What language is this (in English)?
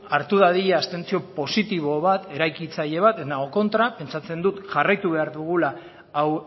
Basque